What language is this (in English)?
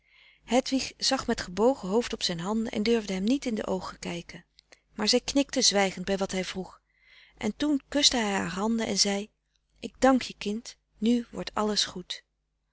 Dutch